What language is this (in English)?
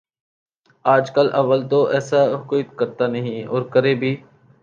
Urdu